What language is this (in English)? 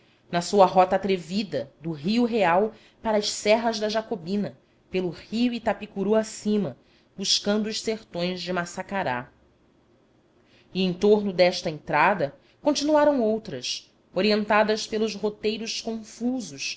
Portuguese